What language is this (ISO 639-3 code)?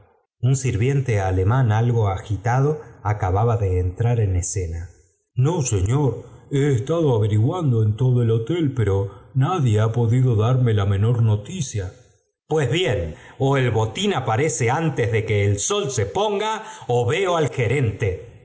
spa